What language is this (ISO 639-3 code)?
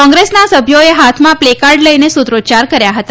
guj